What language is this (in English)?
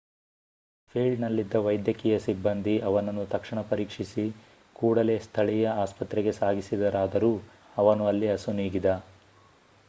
Kannada